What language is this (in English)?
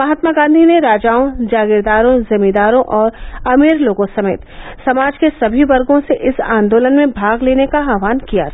Hindi